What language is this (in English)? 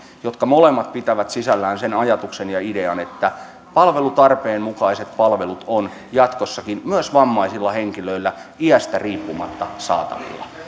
Finnish